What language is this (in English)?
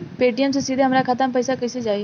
Bhojpuri